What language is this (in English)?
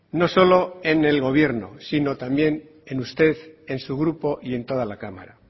Spanish